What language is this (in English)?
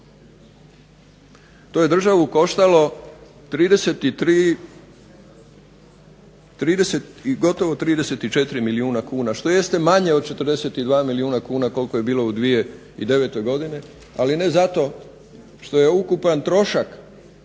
Croatian